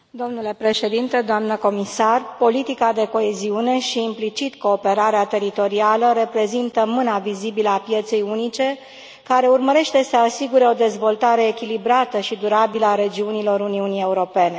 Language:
Romanian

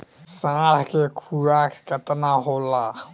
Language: Bhojpuri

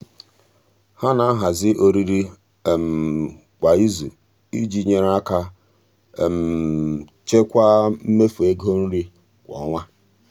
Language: Igbo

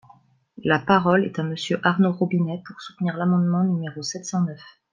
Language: French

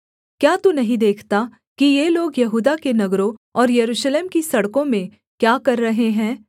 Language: Hindi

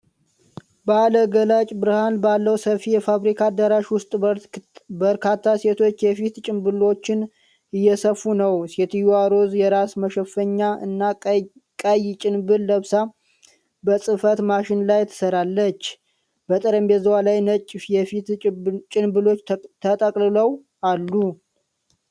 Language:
Amharic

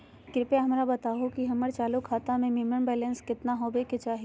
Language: Magahi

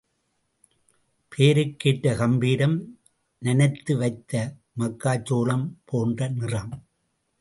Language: Tamil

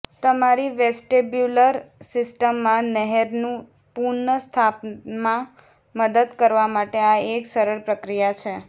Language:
Gujarati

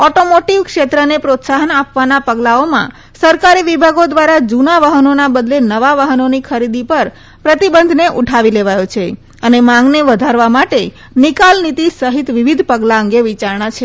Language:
Gujarati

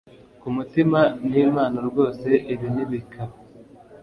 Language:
Kinyarwanda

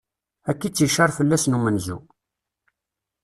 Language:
Kabyle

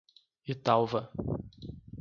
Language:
Portuguese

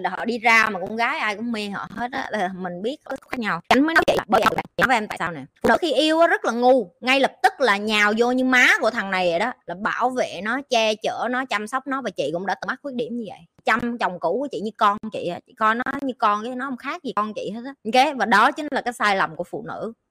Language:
Vietnamese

